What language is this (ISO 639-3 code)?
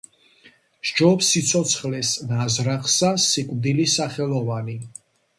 kat